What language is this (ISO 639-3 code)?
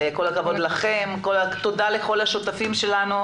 heb